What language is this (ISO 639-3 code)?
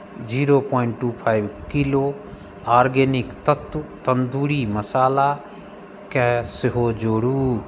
mai